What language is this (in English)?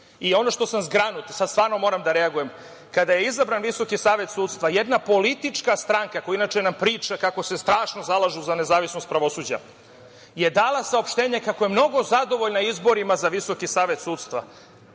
Serbian